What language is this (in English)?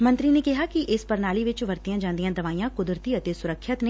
Punjabi